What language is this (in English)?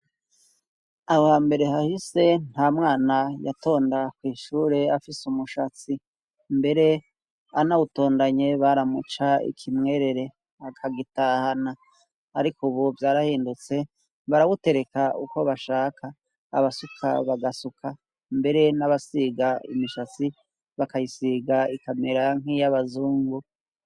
Rundi